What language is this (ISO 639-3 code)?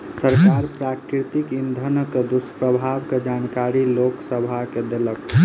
mai